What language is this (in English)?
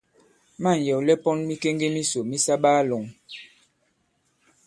Bankon